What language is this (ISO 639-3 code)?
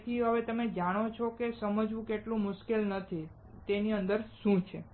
guj